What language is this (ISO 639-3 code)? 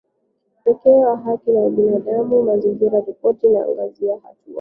swa